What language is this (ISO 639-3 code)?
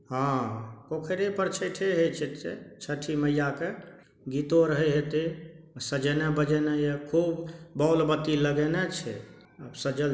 mai